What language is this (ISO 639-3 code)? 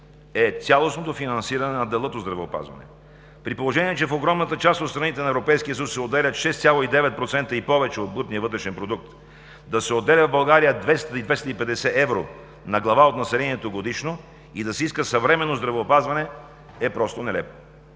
bul